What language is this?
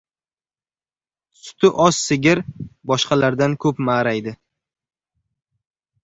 Uzbek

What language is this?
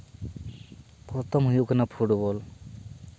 Santali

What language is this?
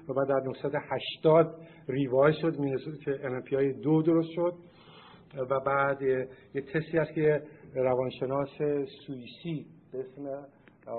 Persian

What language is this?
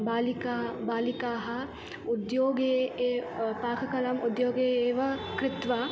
Sanskrit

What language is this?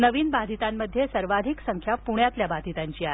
Marathi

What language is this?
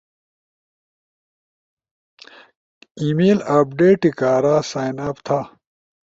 Ushojo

